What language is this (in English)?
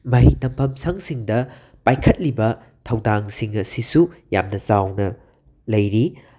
Manipuri